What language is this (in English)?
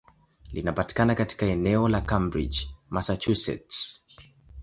Swahili